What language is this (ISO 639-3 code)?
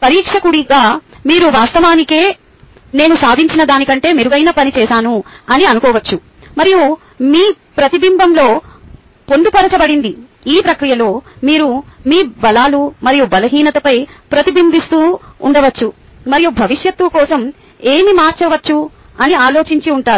tel